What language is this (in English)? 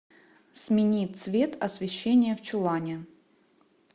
Russian